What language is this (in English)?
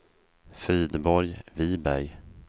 Swedish